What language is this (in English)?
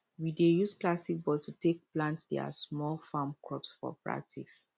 Nigerian Pidgin